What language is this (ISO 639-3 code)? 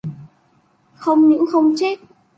vie